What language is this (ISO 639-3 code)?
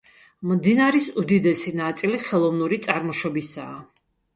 kat